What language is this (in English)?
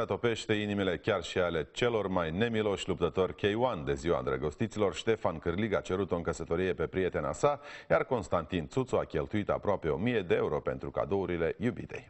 Romanian